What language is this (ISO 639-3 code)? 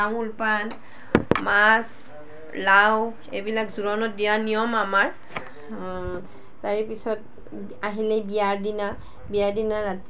asm